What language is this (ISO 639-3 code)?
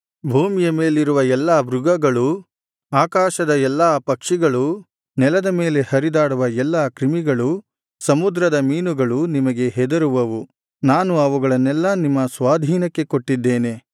kan